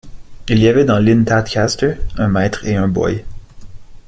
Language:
French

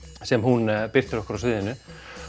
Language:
Icelandic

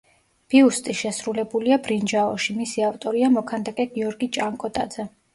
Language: Georgian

